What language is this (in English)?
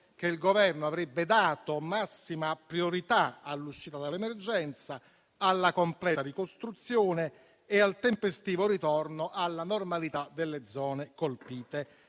Italian